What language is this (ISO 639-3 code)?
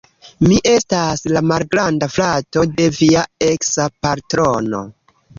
epo